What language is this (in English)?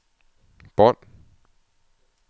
Danish